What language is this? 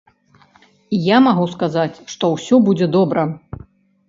Belarusian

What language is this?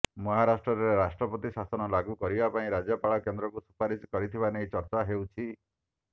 Odia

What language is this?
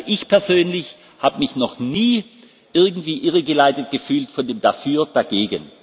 German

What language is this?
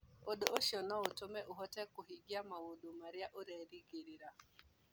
Kikuyu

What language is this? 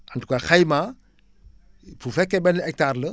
Wolof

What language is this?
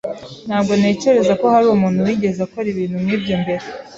Kinyarwanda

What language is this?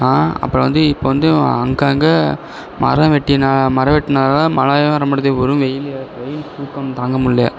Tamil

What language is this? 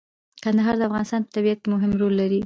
Pashto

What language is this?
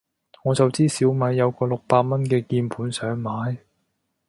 Cantonese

